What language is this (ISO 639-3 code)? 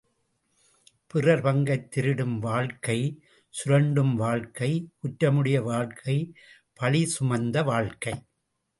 tam